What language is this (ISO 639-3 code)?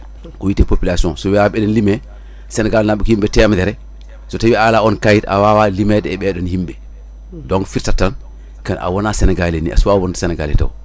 ful